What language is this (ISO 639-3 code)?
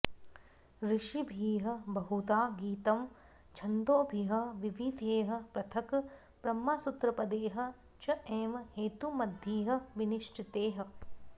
san